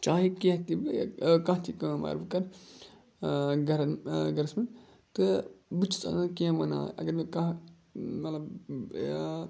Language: Kashmiri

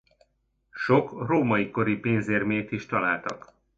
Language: Hungarian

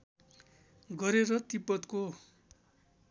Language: Nepali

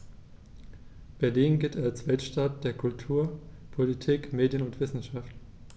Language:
German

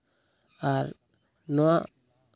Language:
Santali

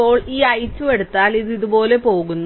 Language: Malayalam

